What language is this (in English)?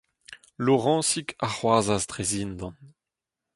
Breton